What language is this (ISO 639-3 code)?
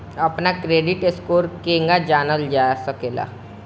bho